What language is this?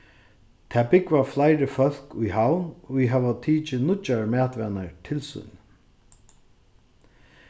Faroese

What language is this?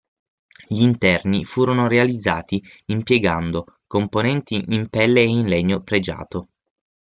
Italian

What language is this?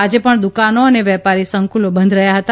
Gujarati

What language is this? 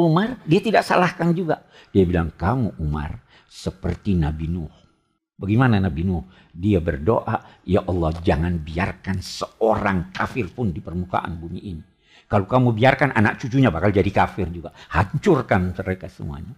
Indonesian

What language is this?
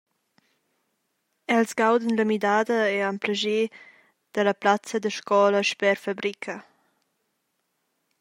Romansh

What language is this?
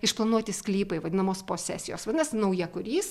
Lithuanian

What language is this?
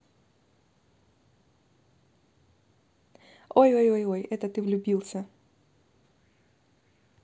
Russian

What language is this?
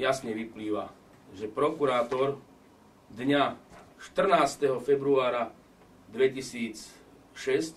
Slovak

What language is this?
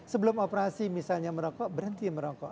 Indonesian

